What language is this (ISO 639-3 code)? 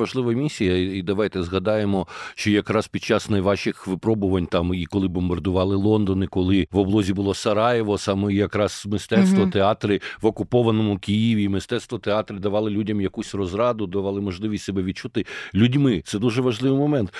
ukr